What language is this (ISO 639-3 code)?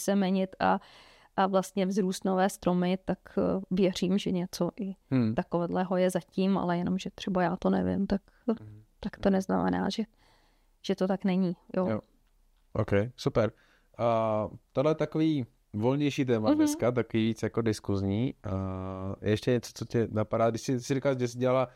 ces